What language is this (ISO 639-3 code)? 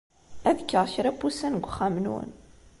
kab